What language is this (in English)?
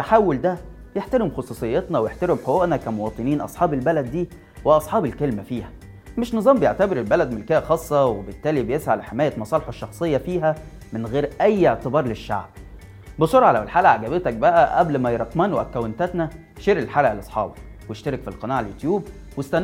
Arabic